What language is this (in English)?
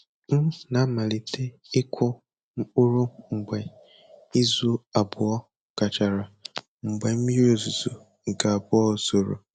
Igbo